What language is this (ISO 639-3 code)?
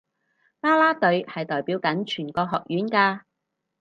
yue